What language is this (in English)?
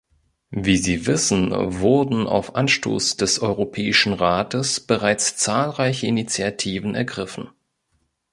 German